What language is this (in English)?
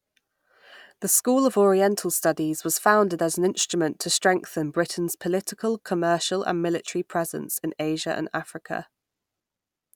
English